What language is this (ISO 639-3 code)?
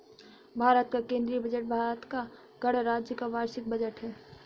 hin